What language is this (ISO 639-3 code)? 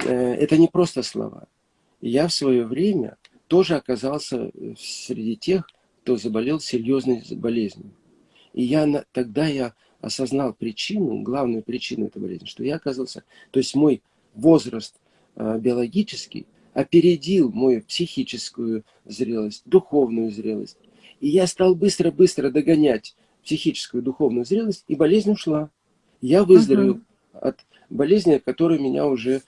rus